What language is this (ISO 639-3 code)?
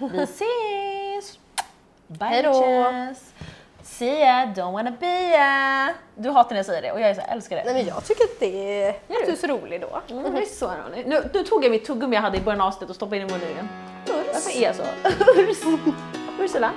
swe